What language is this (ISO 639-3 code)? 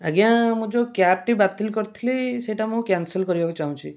ori